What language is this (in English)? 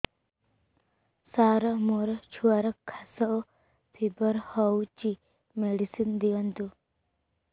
Odia